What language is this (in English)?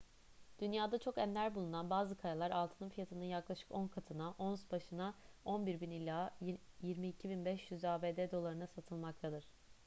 Turkish